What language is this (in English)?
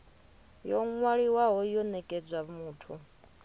Venda